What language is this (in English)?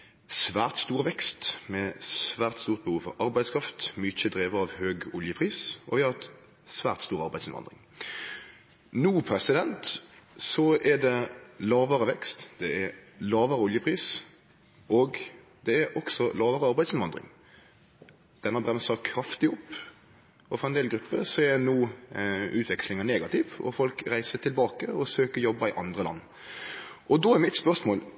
Norwegian Nynorsk